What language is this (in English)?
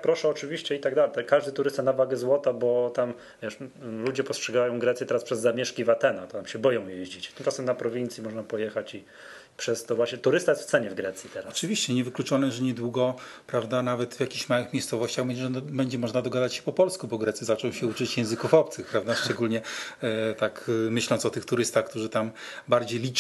Polish